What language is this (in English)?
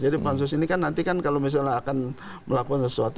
Indonesian